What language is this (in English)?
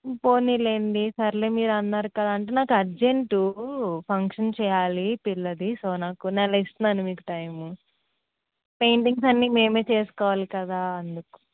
Telugu